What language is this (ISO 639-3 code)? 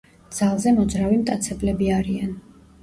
kat